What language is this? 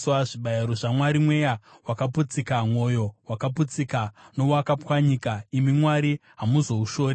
Shona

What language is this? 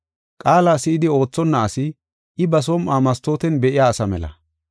Gofa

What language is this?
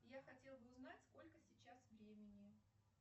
Russian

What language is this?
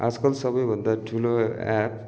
Nepali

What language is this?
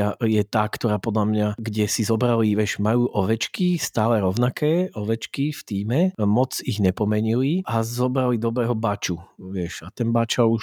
Slovak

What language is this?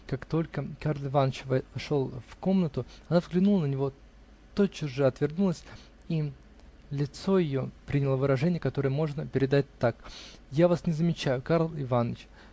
Russian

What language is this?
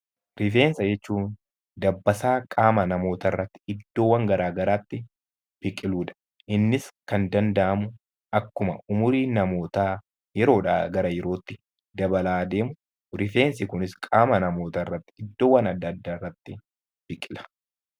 Oromo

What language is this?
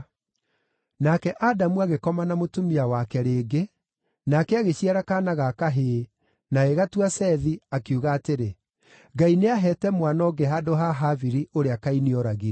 Kikuyu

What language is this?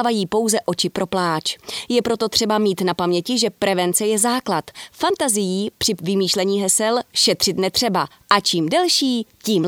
Czech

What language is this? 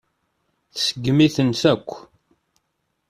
Kabyle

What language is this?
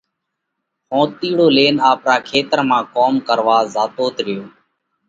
Parkari Koli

